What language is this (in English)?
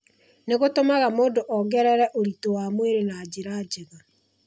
Kikuyu